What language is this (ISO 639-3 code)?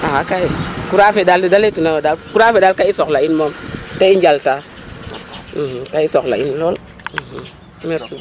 srr